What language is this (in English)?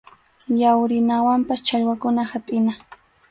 Arequipa-La Unión Quechua